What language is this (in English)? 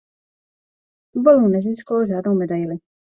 Czech